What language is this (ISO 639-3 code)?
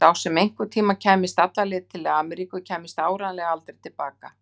isl